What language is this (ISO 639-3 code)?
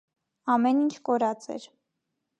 hye